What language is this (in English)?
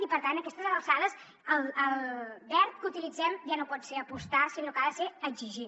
Catalan